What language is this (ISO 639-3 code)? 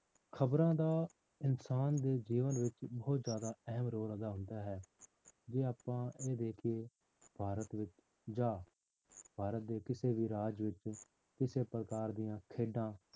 pan